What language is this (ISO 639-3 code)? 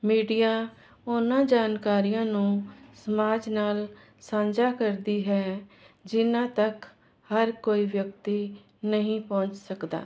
pan